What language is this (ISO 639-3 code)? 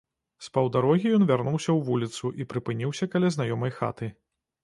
bel